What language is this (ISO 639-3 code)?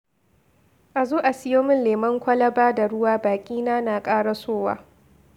hau